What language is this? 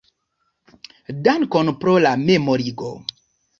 Esperanto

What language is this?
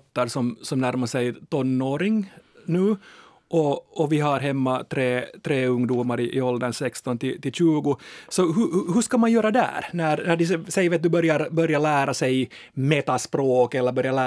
Swedish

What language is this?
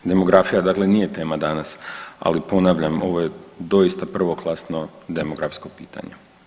Croatian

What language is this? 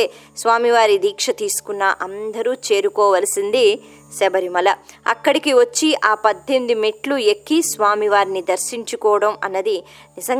Telugu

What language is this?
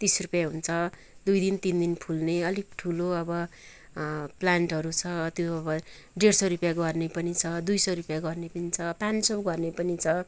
Nepali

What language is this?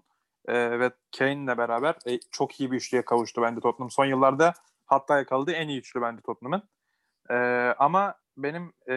Turkish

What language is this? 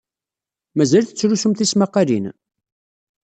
Kabyle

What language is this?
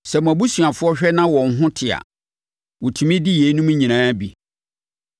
Akan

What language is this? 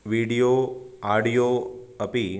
Sanskrit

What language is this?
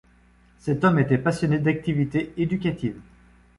French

